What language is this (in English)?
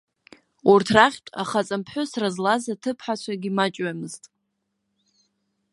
Abkhazian